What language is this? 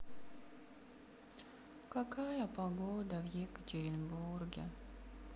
Russian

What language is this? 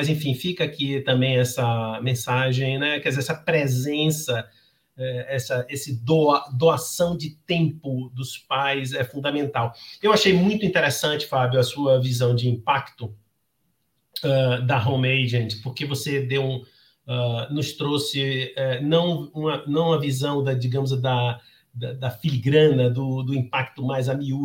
Portuguese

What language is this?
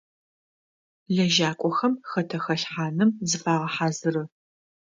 Adyghe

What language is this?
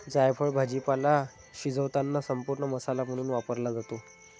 Marathi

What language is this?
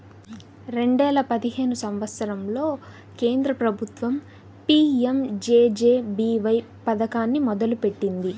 Telugu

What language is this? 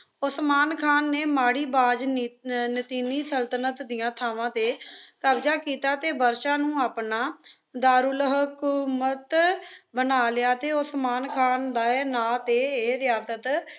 Punjabi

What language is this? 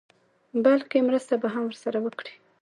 Pashto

